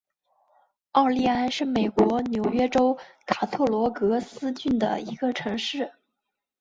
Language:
Chinese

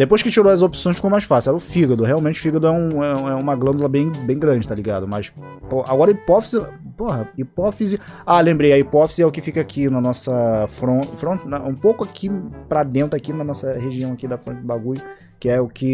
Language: Portuguese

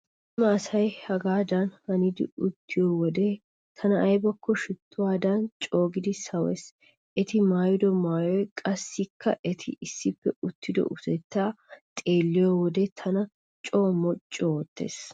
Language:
Wolaytta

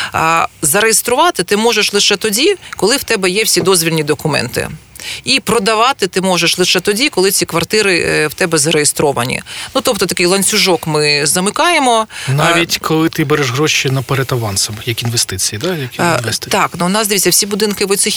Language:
Ukrainian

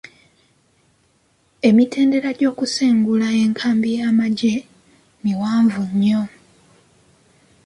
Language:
Ganda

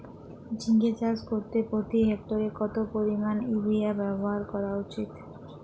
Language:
Bangla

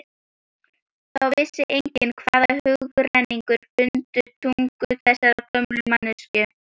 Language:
Icelandic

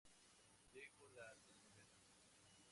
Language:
Spanish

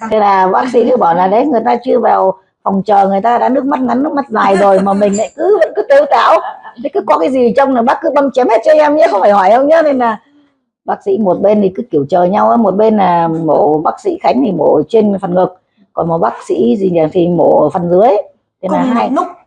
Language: Vietnamese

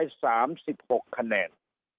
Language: Thai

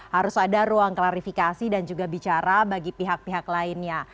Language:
Indonesian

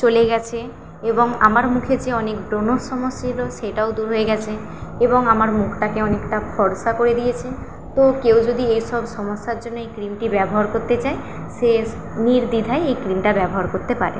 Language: Bangla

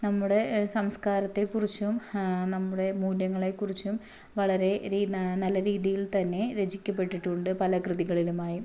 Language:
Malayalam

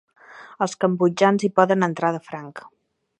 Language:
Catalan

